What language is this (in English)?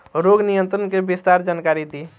Bhojpuri